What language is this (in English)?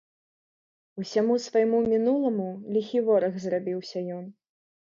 Belarusian